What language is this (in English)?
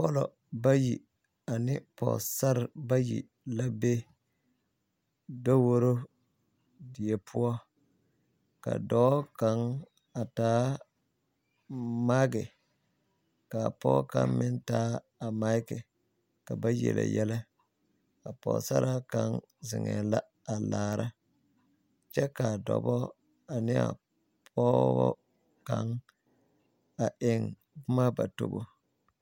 Southern Dagaare